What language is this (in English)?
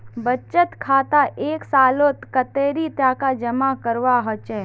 Magahi